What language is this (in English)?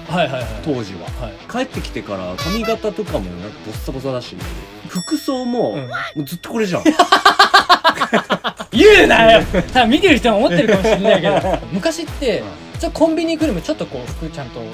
Japanese